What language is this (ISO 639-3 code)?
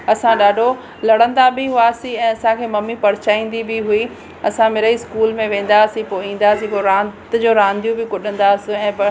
snd